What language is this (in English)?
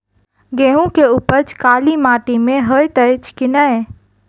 Maithili